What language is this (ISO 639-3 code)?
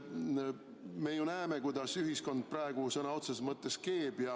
est